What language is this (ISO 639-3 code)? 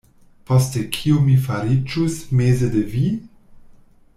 epo